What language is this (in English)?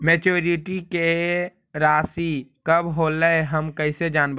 Magahi